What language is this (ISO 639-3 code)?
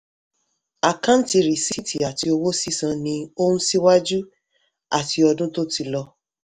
yor